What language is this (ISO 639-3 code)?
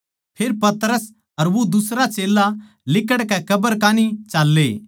bgc